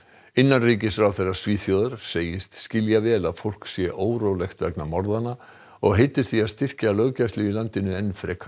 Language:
Icelandic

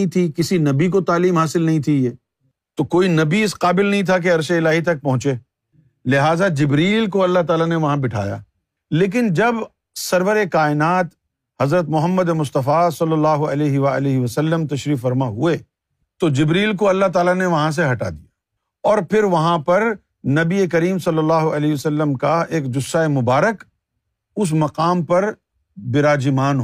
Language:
Urdu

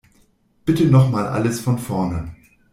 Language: German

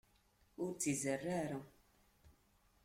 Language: Kabyle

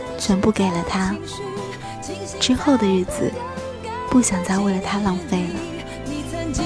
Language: Chinese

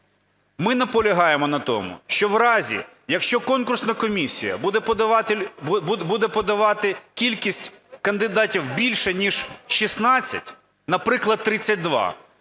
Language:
Ukrainian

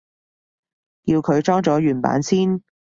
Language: Cantonese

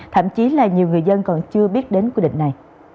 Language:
Vietnamese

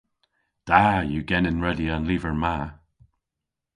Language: Cornish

